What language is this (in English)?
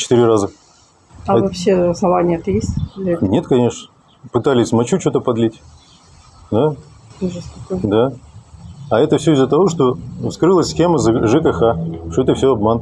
Russian